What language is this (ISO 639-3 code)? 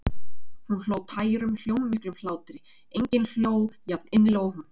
isl